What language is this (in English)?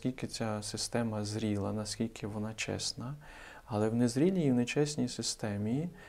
Ukrainian